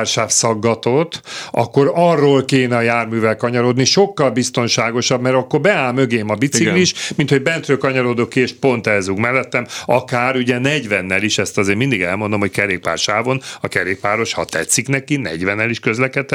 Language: Hungarian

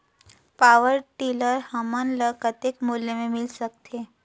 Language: Chhattisgarhi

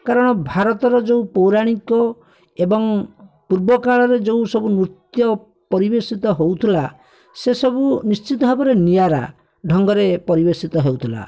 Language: Odia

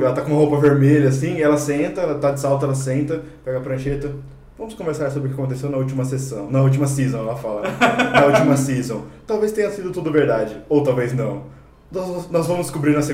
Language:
Portuguese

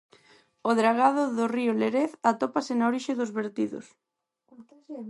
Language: Galician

